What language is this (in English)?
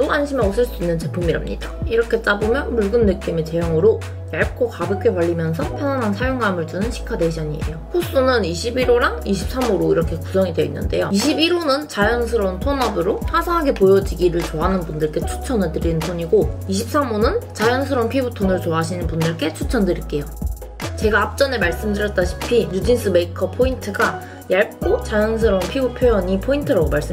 Korean